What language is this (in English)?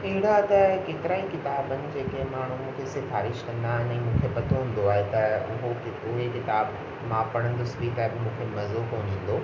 Sindhi